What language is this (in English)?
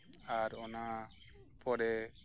Santali